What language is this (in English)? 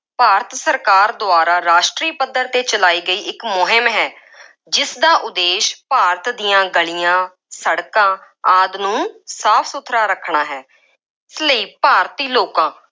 Punjabi